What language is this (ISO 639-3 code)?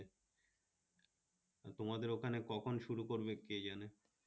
ben